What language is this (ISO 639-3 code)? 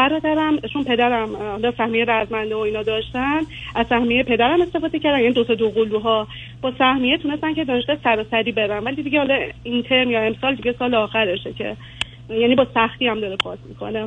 fas